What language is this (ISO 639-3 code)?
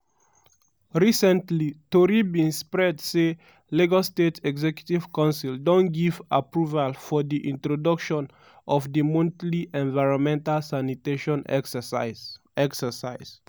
pcm